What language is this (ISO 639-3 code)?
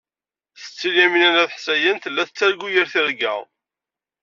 kab